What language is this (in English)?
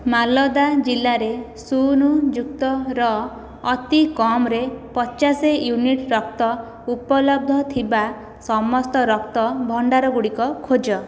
Odia